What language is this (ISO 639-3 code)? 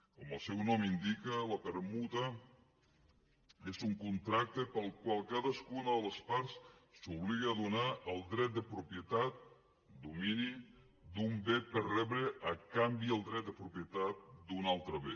cat